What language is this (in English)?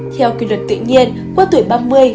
Vietnamese